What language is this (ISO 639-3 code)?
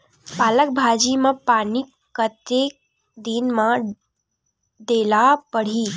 hne